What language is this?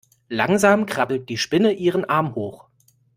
German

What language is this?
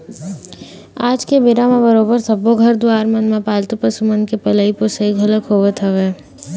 Chhattisgarhi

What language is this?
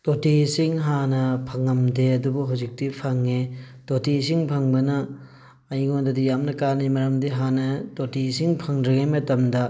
Manipuri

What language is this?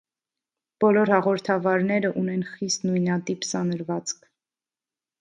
Armenian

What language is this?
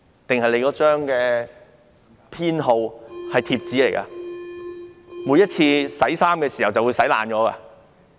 Cantonese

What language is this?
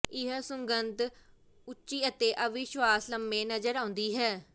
Punjabi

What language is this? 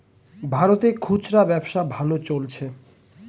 Bangla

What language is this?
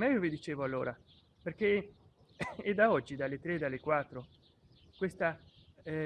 Italian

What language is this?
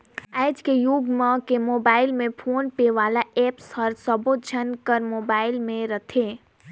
Chhattisgarhi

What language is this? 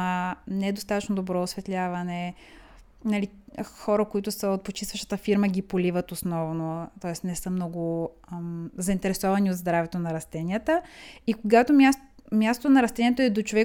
Bulgarian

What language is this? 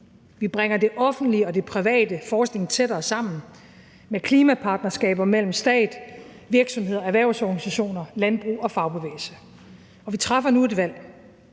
Danish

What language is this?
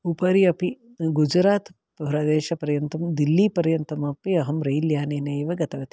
Sanskrit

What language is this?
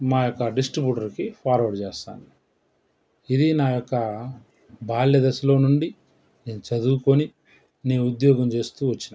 Telugu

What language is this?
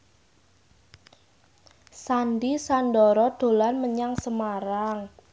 Javanese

